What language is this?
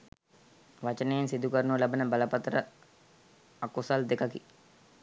Sinhala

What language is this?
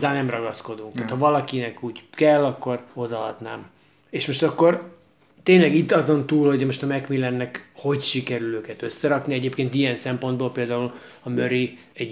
Hungarian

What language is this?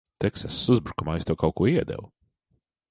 Latvian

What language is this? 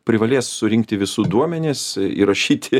Lithuanian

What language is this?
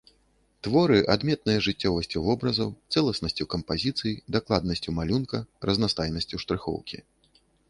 Belarusian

